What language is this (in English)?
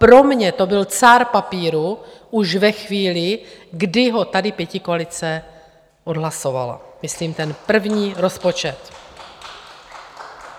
Czech